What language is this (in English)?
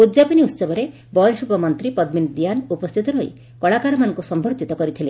Odia